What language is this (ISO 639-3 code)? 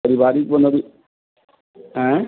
mai